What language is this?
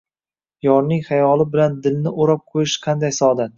Uzbek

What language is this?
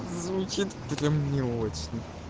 Russian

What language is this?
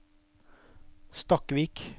Norwegian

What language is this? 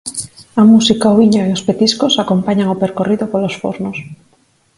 Galician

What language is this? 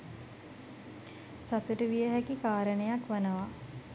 Sinhala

